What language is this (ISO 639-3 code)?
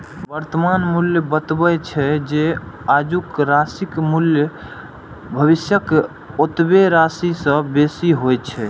mai